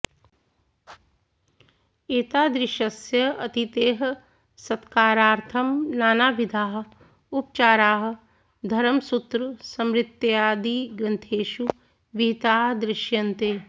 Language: Sanskrit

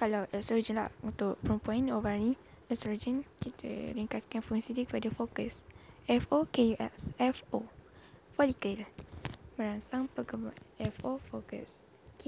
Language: Malay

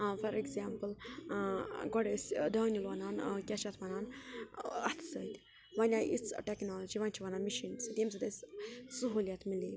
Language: Kashmiri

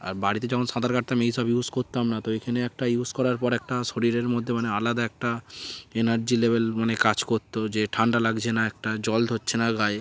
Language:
Bangla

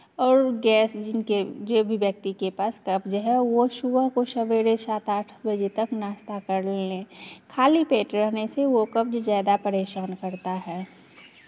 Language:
Hindi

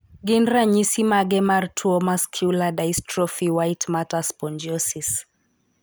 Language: Luo (Kenya and Tanzania)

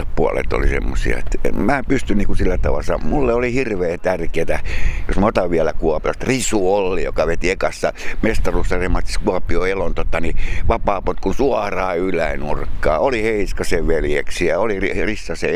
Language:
Finnish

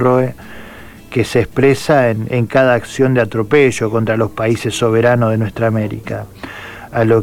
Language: Spanish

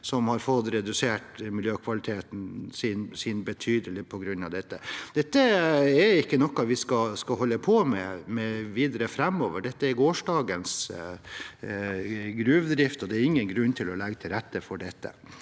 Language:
Norwegian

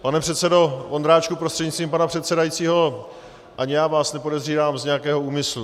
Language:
Czech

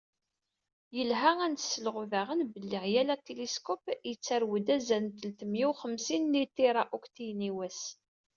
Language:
Kabyle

